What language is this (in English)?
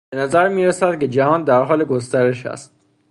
Persian